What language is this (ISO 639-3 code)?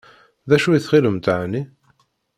kab